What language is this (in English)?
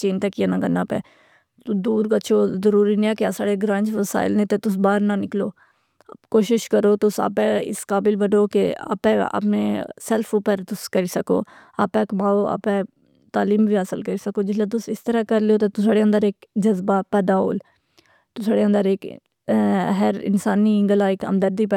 Pahari-Potwari